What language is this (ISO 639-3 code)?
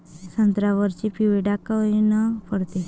mar